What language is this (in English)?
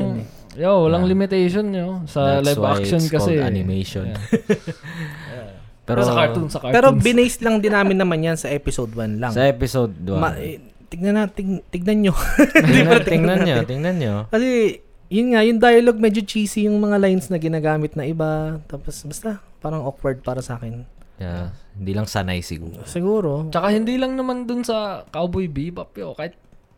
Filipino